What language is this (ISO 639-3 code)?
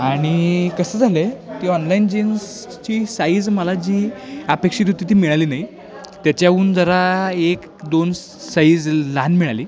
mar